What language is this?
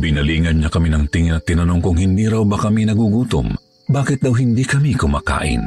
Filipino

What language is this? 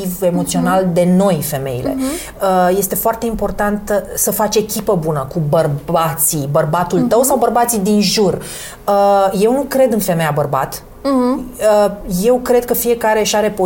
Romanian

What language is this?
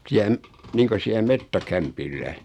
Finnish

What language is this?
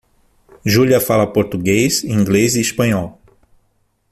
Portuguese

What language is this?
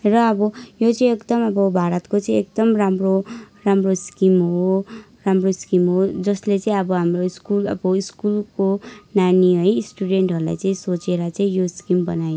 Nepali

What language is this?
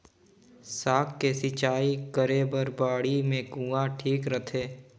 Chhattisgarhi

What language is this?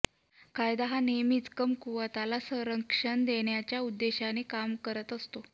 Marathi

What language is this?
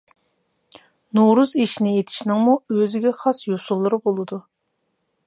Uyghur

